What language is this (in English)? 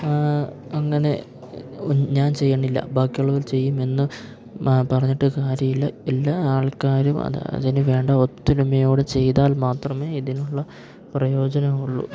Malayalam